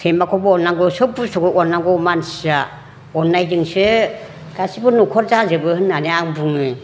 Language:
Bodo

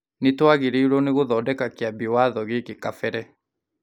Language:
Kikuyu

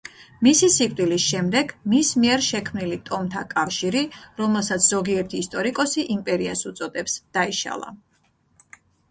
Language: Georgian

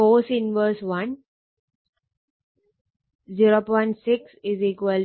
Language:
Malayalam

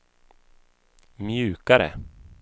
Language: Swedish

